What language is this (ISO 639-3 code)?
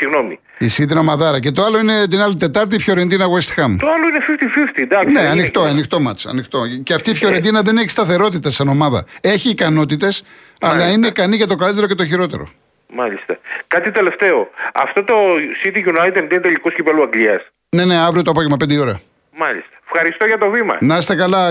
ell